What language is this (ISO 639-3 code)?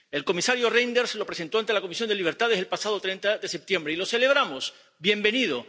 spa